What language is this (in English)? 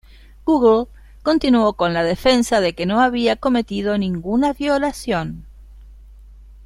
Spanish